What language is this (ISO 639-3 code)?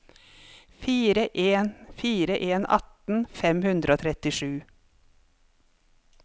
nor